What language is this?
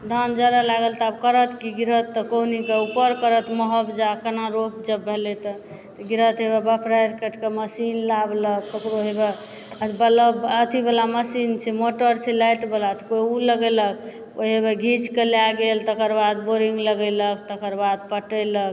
Maithili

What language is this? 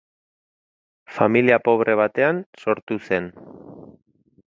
Basque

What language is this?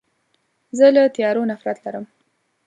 Pashto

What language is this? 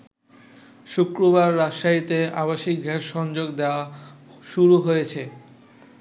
Bangla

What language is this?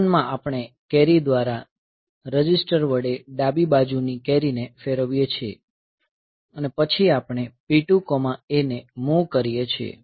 Gujarati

